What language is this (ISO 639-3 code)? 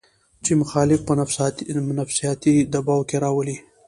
pus